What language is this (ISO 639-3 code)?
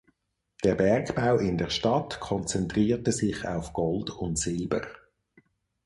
deu